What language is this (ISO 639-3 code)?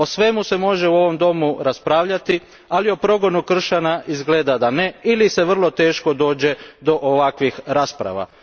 hrv